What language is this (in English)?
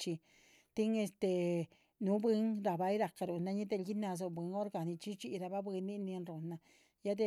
Chichicapan Zapotec